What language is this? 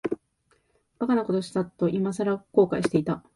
Japanese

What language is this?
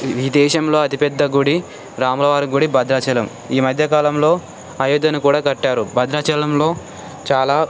Telugu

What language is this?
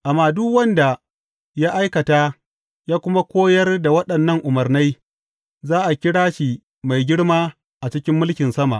Hausa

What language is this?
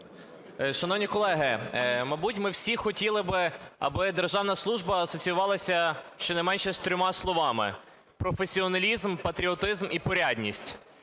Ukrainian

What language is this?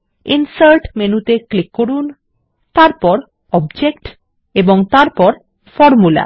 Bangla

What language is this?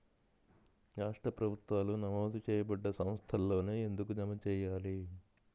Telugu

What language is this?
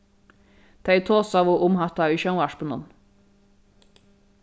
Faroese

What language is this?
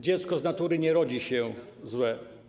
Polish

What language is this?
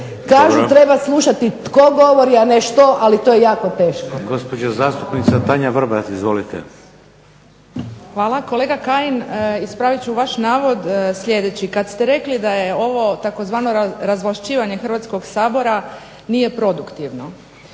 Croatian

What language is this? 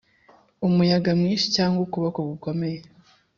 Kinyarwanda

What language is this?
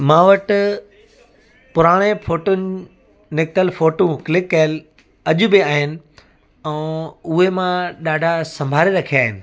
Sindhi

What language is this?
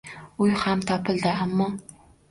Uzbek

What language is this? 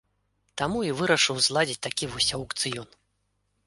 Belarusian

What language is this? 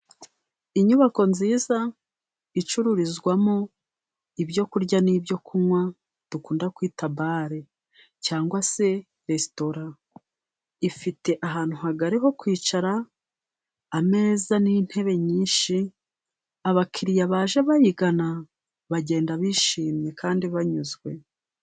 Kinyarwanda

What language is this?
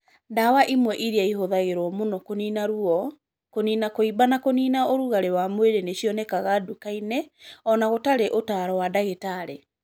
Kikuyu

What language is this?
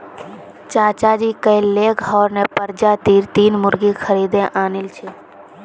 Magahi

